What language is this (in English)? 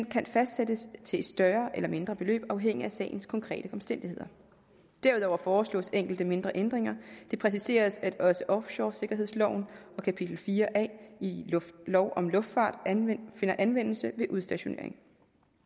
Danish